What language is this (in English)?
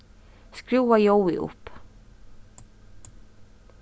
Faroese